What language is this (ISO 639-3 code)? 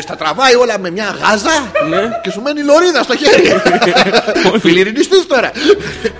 ell